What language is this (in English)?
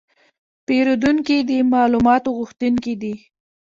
Pashto